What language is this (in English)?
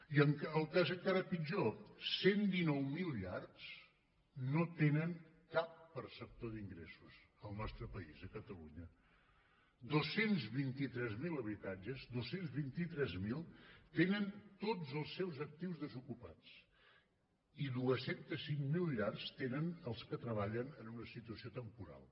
Catalan